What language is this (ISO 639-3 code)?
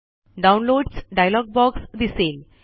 mar